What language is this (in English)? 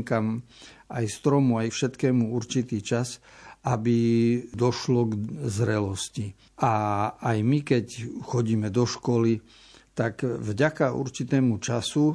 Slovak